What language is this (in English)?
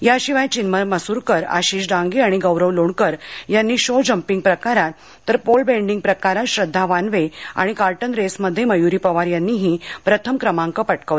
Marathi